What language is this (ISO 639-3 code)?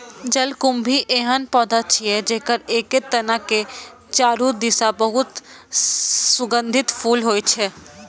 mai